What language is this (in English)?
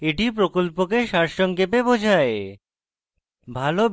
Bangla